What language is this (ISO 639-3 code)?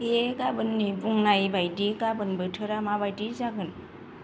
brx